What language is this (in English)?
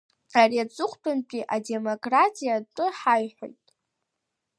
Abkhazian